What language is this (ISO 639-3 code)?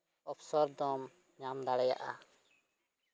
sat